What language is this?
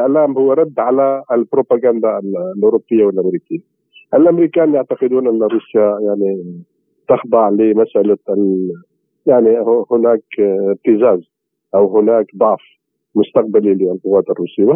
Arabic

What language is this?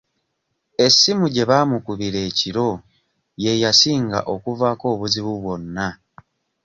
Ganda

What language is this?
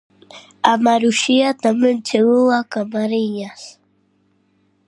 Galician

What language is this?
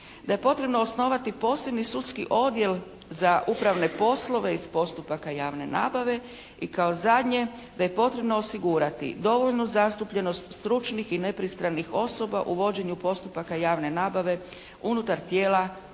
Croatian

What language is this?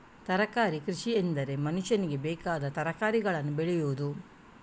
Kannada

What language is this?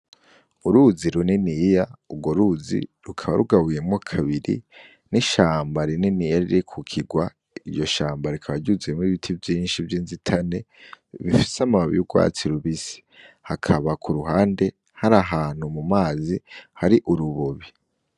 Rundi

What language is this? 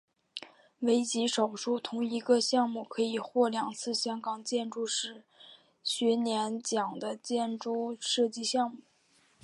Chinese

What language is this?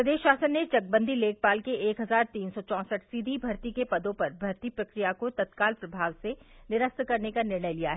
Hindi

